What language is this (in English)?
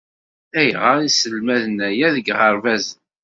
Kabyle